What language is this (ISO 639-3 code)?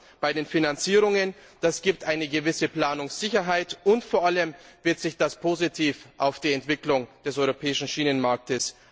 deu